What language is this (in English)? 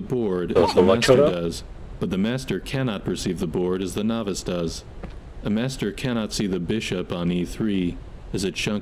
Hungarian